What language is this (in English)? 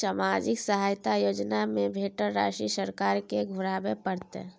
Maithili